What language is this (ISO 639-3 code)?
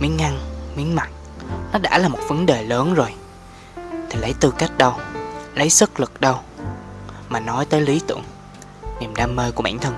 vie